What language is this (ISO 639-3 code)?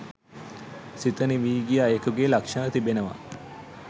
sin